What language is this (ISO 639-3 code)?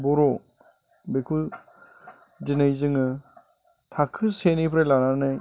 brx